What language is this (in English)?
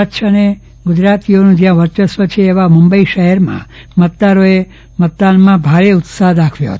Gujarati